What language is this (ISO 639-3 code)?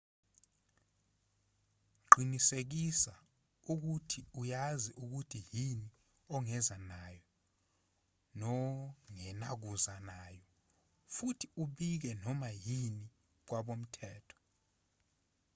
zul